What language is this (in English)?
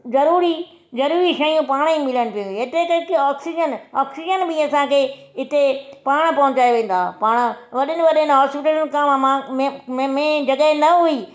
Sindhi